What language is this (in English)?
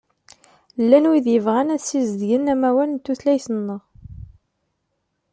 Kabyle